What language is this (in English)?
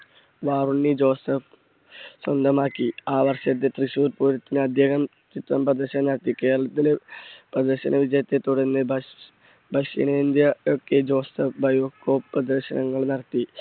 Malayalam